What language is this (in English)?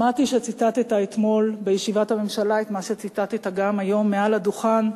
Hebrew